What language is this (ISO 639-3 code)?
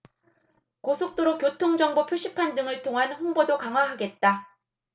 kor